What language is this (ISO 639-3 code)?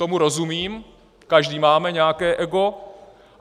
ces